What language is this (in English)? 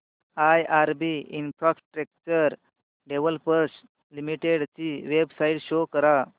Marathi